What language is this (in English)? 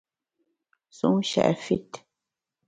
Bamun